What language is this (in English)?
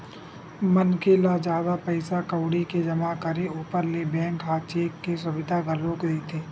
Chhattisgarhi